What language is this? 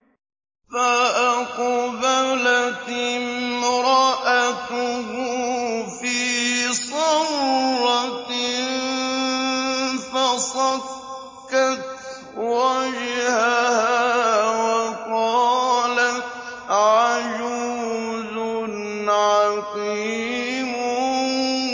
Arabic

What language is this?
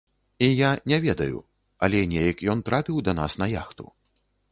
Belarusian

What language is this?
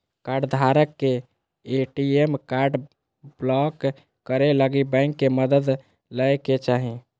Magahi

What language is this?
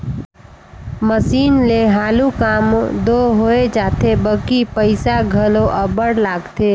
Chhattisgarhi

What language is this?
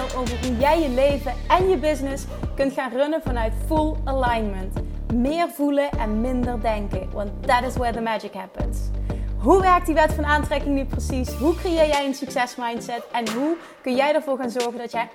Dutch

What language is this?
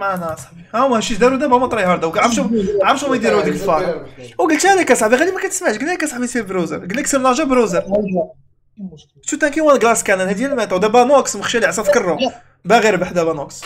Arabic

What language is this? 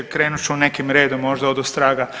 Croatian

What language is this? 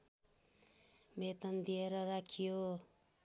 Nepali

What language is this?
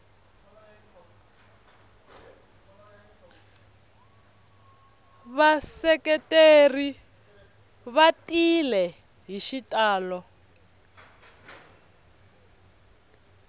Tsonga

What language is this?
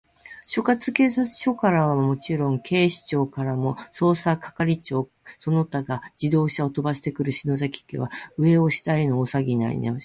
Japanese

